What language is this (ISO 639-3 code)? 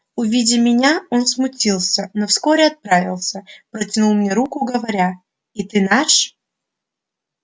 rus